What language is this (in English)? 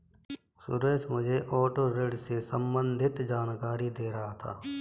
Hindi